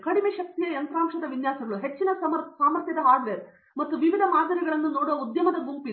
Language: Kannada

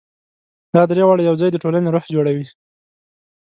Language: Pashto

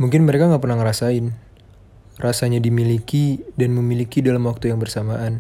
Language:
Indonesian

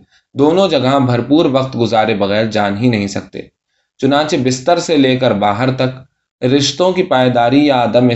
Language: Urdu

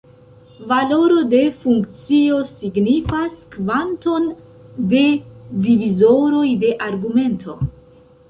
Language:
Esperanto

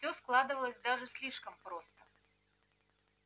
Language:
Russian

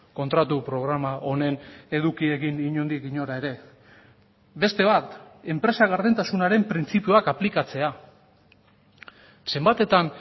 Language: Basque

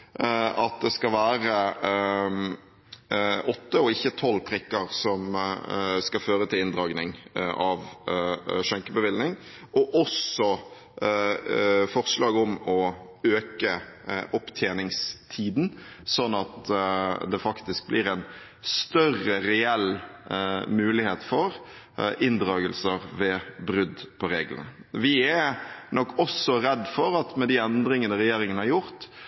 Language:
Norwegian Bokmål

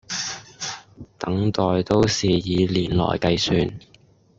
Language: Cantonese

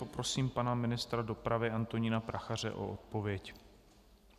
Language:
Czech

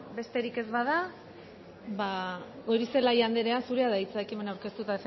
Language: Basque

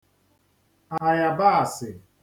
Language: Igbo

